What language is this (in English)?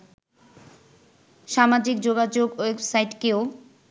Bangla